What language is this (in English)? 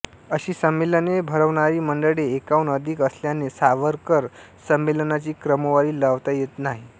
Marathi